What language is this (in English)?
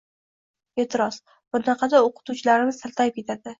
Uzbek